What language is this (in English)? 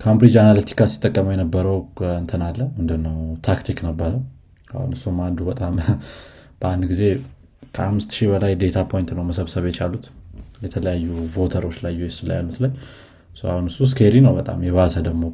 Amharic